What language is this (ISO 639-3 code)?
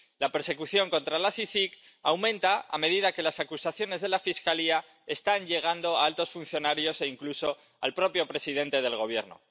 spa